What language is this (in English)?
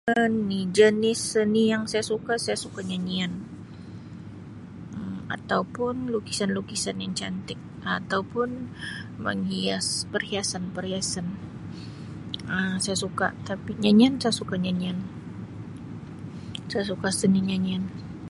Sabah Malay